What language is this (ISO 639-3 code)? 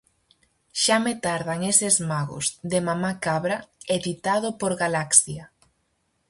glg